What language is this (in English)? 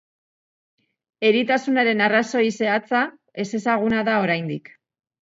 Basque